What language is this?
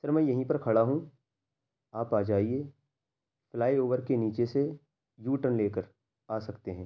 Urdu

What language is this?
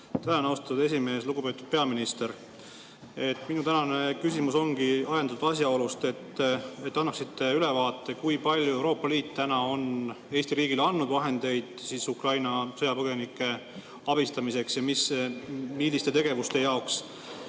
Estonian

